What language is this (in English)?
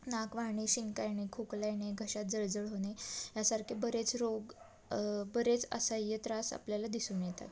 Marathi